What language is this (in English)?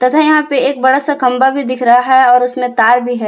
Hindi